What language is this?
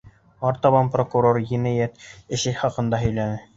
Bashkir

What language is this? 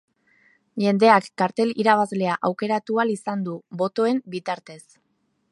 Basque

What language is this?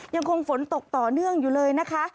Thai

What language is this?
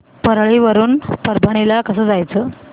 Marathi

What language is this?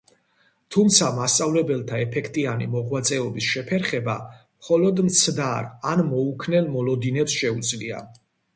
Georgian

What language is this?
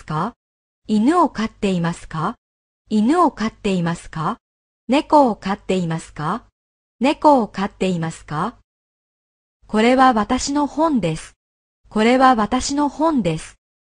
Japanese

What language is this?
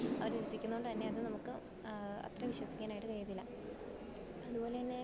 Malayalam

